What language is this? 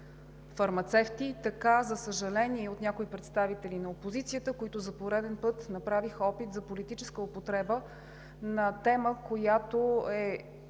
Bulgarian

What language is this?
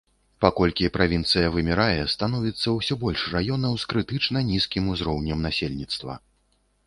Belarusian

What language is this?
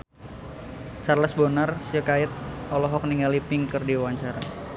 Sundanese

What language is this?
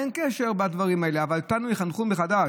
Hebrew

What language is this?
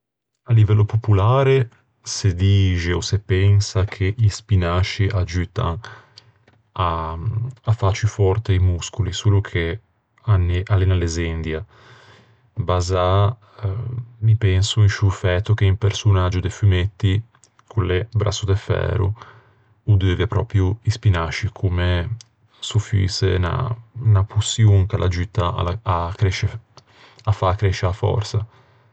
Ligurian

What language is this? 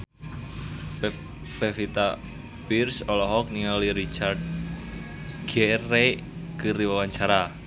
Sundanese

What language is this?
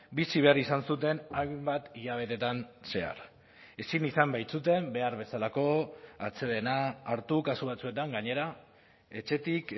Basque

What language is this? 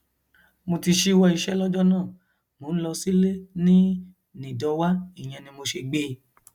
Yoruba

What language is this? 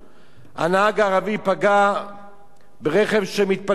Hebrew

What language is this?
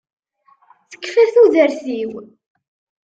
Kabyle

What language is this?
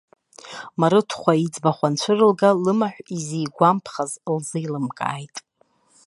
Abkhazian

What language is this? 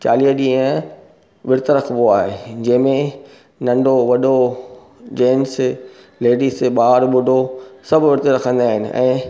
Sindhi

